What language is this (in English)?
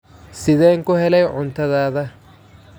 Somali